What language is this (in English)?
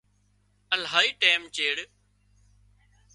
Wadiyara Koli